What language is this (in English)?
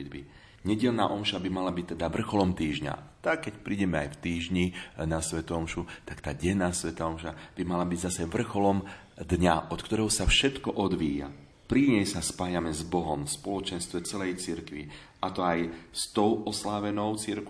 Slovak